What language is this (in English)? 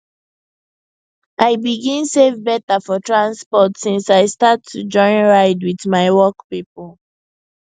Nigerian Pidgin